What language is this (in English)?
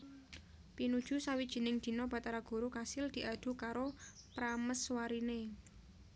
Javanese